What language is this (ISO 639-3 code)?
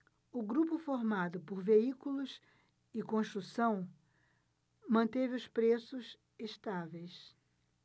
por